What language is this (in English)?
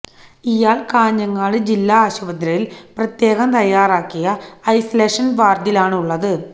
Malayalam